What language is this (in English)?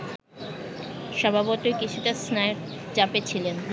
Bangla